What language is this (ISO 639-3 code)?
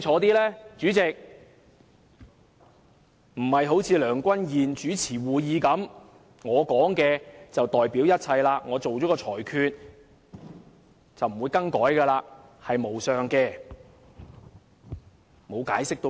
yue